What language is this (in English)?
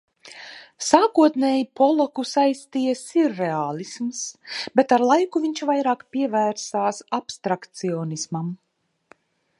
Latvian